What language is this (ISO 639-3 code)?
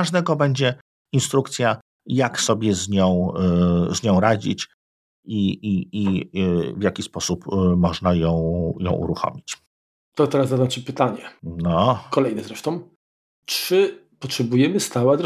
pol